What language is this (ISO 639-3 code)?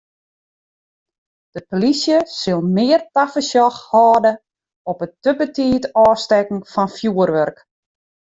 fry